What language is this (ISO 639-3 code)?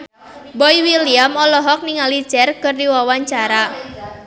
sun